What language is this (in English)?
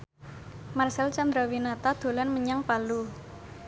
Javanese